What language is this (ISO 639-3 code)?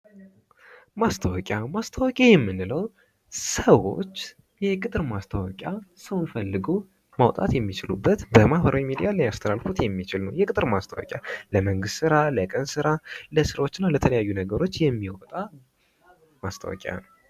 amh